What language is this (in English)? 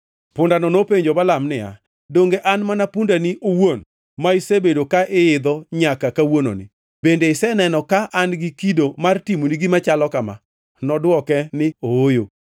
Luo (Kenya and Tanzania)